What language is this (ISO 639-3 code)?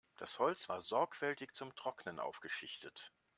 deu